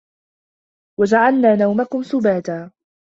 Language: Arabic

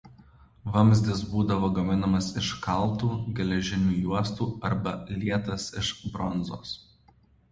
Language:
Lithuanian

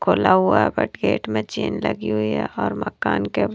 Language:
Hindi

